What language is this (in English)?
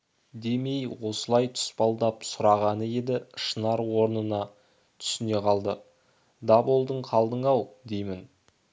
Kazakh